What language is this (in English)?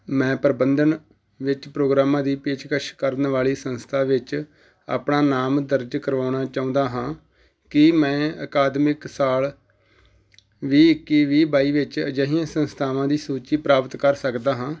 Punjabi